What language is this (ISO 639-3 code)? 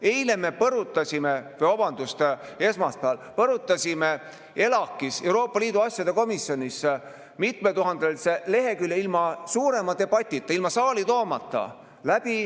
est